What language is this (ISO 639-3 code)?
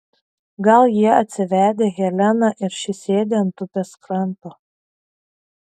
lit